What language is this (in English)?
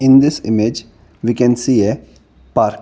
English